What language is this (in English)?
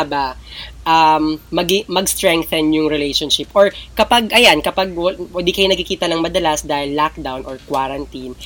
Filipino